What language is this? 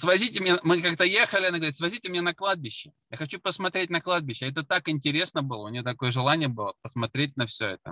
Russian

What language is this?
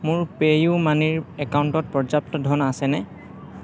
Assamese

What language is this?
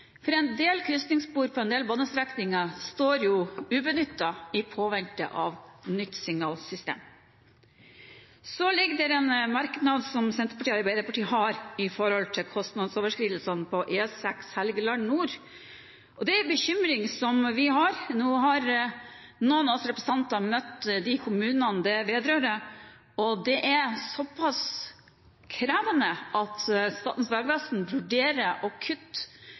Norwegian Bokmål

